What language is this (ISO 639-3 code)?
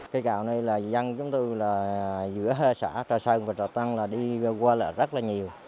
vie